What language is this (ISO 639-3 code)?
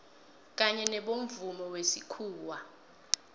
nbl